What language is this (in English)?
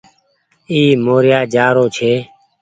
Goaria